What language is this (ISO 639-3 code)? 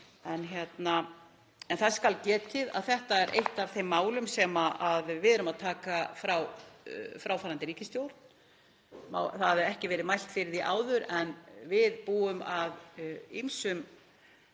isl